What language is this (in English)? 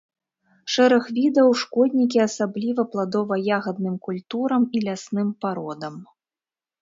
Belarusian